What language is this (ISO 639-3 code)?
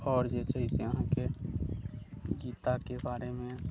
mai